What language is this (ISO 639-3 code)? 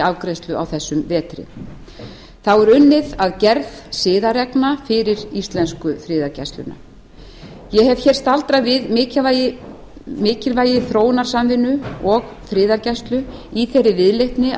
isl